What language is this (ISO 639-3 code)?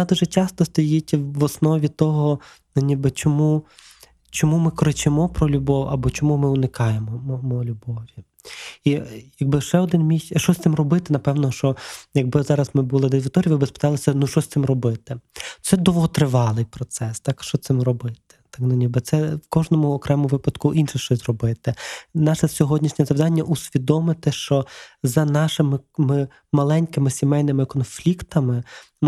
ukr